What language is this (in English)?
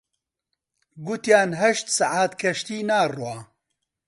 Central Kurdish